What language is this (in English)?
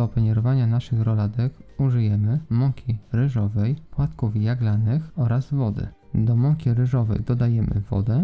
Polish